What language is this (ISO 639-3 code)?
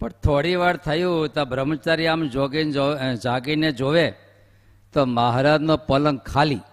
guj